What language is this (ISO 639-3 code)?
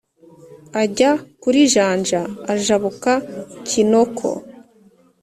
kin